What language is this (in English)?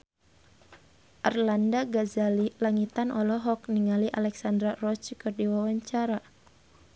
Sundanese